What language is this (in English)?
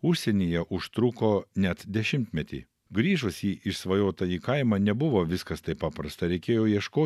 Lithuanian